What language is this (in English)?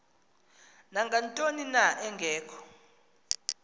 Xhosa